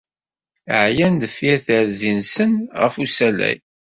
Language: Kabyle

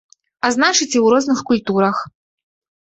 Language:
Belarusian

